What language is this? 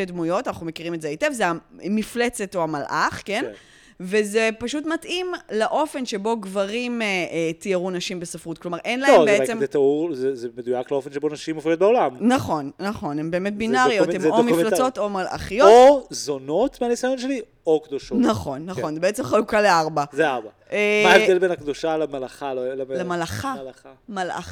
Hebrew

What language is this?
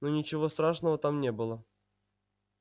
Russian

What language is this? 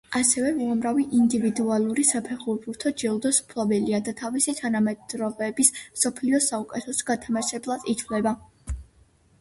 Georgian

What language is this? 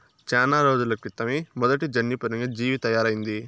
Telugu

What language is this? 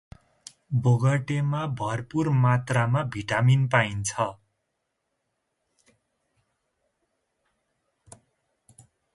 Nepali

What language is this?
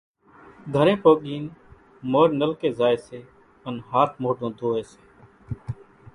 Kachi Koli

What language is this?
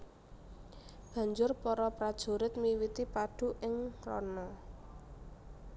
Javanese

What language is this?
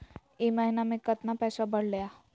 Magahi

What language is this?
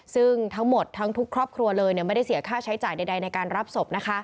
Thai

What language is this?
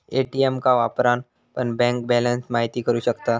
Marathi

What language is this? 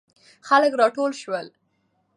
Pashto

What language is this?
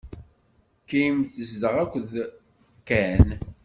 Kabyle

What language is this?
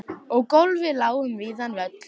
Icelandic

